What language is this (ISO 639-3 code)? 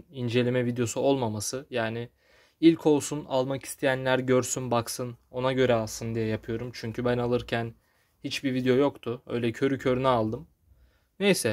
tur